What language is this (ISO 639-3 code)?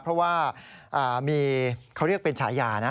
tha